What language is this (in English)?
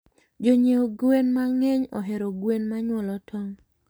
Luo (Kenya and Tanzania)